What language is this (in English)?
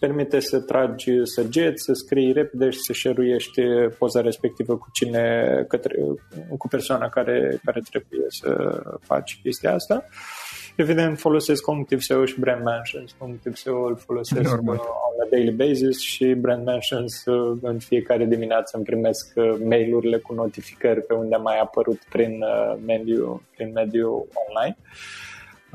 Romanian